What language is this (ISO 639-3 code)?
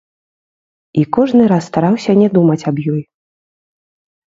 bel